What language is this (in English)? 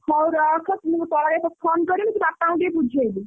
Odia